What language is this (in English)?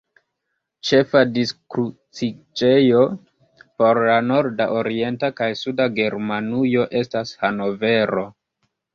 Esperanto